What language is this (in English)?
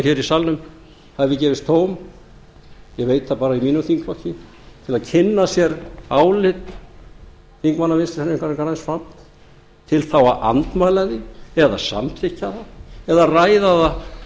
Icelandic